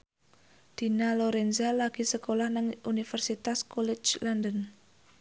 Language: Javanese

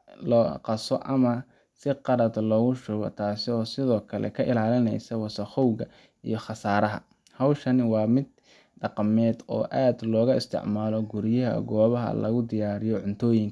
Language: Somali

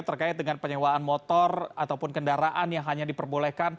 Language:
Indonesian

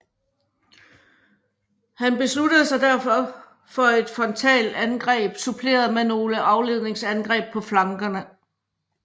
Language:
Danish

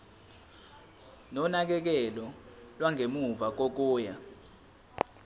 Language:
Zulu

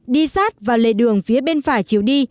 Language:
Vietnamese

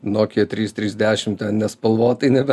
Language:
Lithuanian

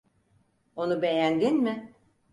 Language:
Turkish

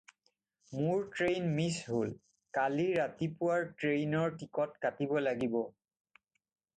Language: Assamese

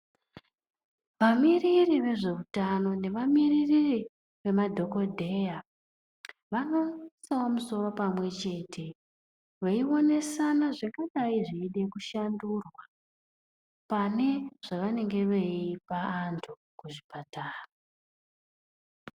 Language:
Ndau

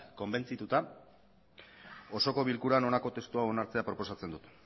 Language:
Basque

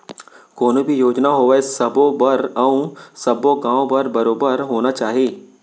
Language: Chhattisgarhi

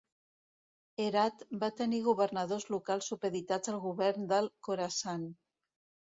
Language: Catalan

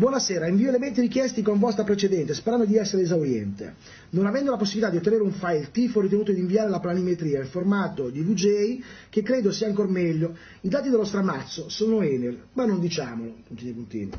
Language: Italian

